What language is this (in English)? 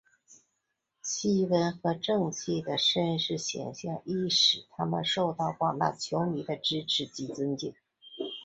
Chinese